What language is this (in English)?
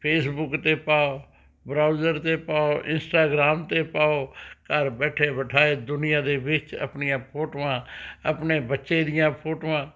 Punjabi